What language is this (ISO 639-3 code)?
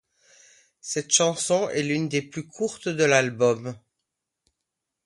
fra